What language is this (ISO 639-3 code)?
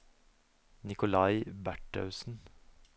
nor